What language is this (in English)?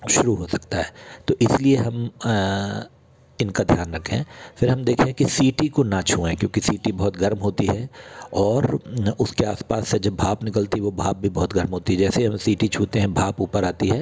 Hindi